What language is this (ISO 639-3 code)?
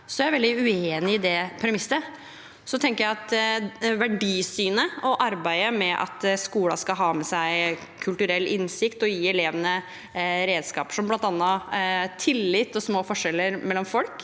nor